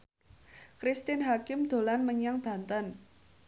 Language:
Javanese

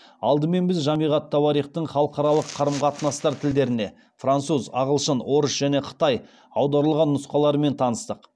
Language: Kazakh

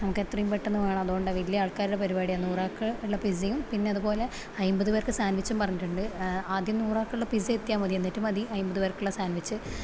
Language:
Malayalam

